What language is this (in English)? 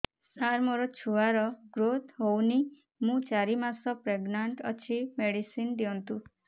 Odia